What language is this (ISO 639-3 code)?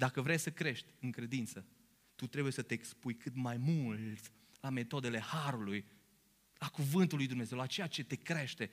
ron